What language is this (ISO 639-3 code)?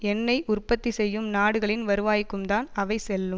tam